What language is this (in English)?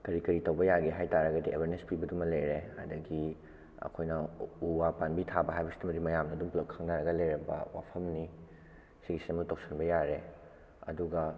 Manipuri